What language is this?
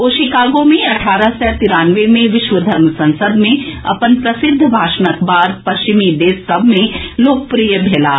Maithili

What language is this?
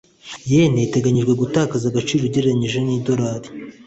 Kinyarwanda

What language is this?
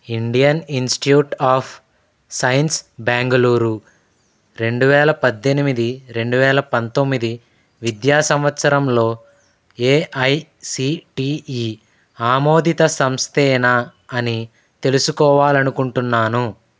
Telugu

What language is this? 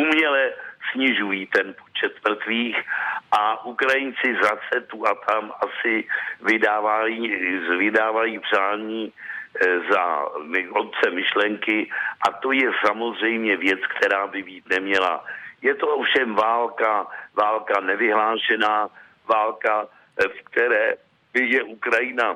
Czech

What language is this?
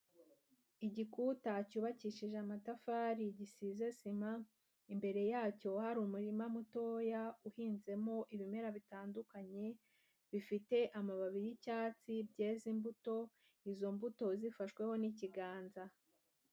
Kinyarwanda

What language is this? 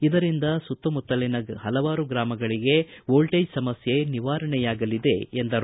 Kannada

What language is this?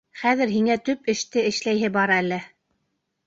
Bashkir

